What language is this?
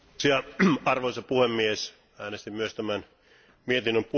Finnish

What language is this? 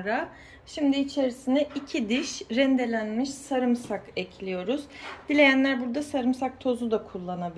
Turkish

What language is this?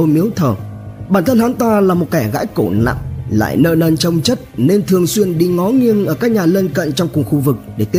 Vietnamese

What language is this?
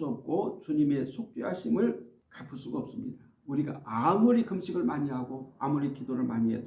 Korean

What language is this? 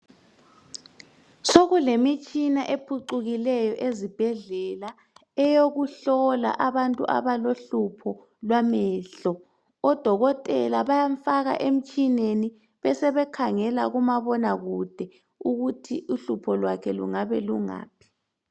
North Ndebele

